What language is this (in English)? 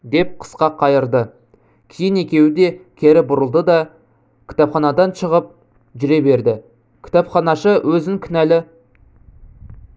Kazakh